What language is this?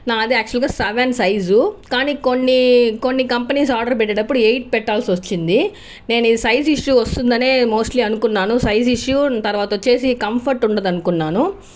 Telugu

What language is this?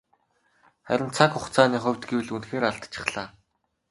Mongolian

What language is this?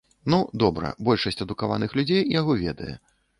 Belarusian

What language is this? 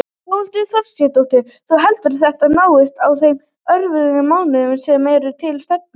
Icelandic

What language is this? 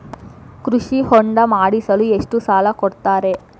Kannada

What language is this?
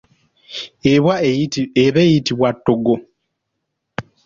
Ganda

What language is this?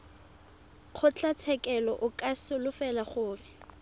Tswana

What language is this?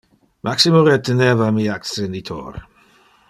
Interlingua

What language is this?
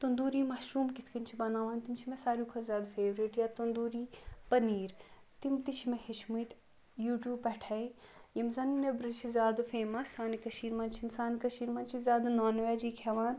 Kashmiri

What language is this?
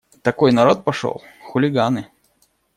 Russian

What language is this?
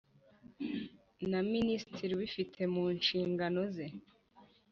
Kinyarwanda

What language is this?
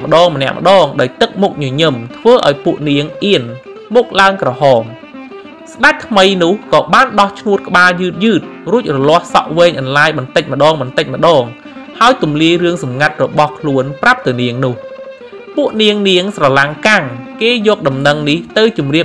Thai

